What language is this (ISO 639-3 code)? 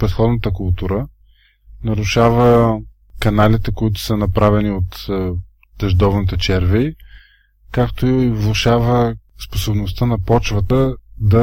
bul